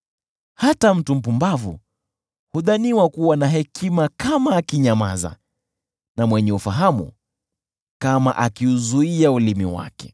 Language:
Swahili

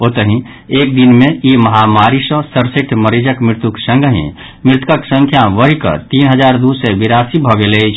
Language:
Maithili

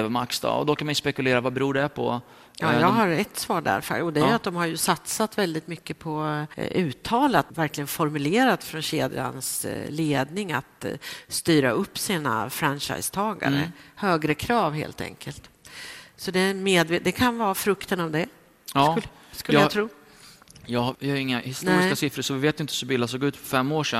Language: Swedish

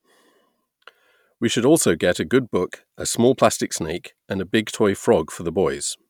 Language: English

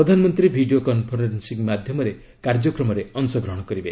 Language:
Odia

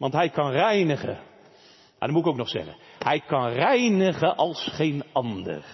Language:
Dutch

